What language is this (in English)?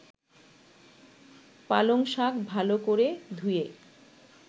Bangla